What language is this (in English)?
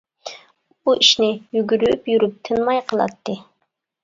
Uyghur